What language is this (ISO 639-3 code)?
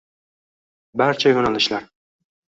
uzb